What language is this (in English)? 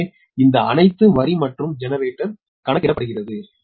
Tamil